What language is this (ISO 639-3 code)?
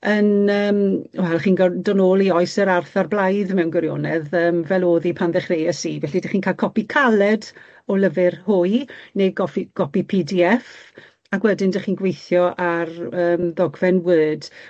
cym